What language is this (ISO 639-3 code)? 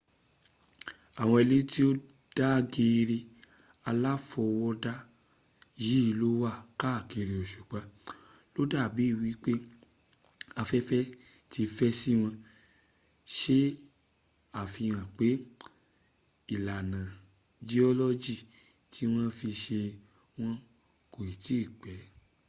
yor